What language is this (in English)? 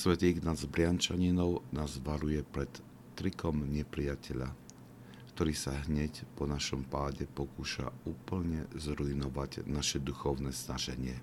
Slovak